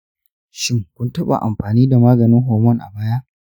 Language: Hausa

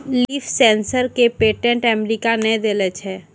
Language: Maithili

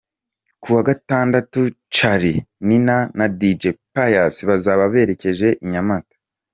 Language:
Kinyarwanda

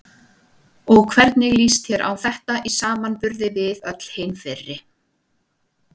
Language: Icelandic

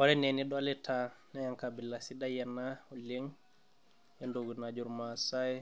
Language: Masai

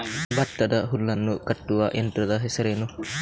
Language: Kannada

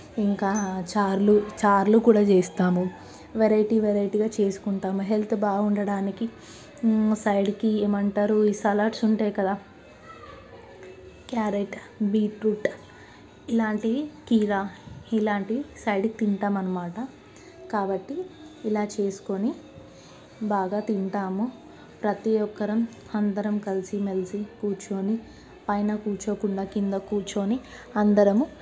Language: Telugu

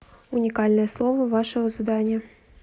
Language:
Russian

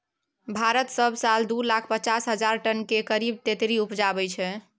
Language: Maithili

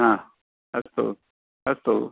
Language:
Sanskrit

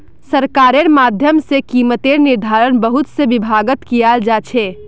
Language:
Magahi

